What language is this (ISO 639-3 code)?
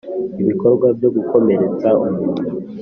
kin